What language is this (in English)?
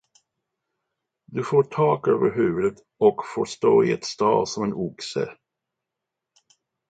Swedish